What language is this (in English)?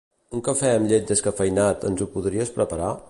Catalan